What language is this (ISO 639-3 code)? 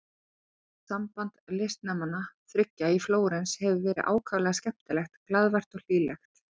isl